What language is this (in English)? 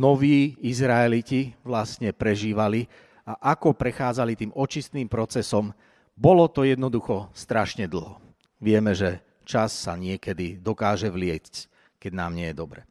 Slovak